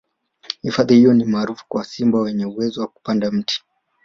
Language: Swahili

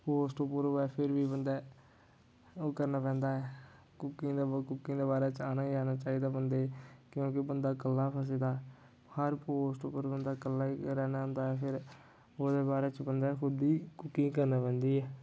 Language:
Dogri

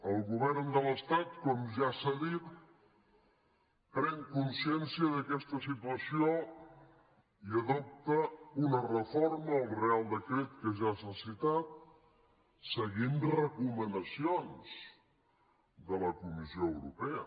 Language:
Catalan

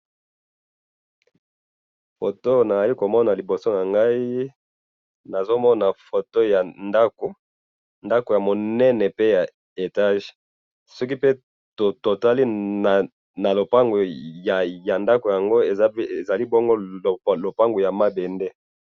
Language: Lingala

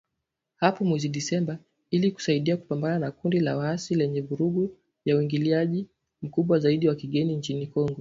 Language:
Swahili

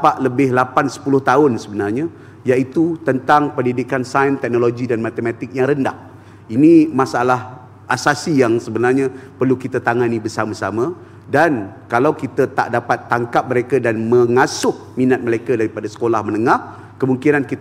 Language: Malay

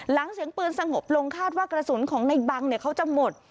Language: Thai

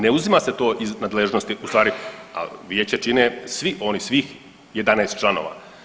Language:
Croatian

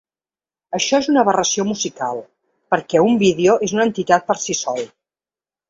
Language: Catalan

